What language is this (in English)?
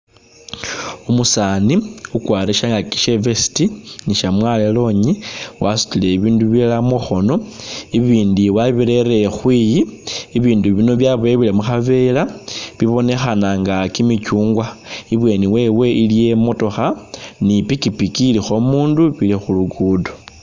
Masaaba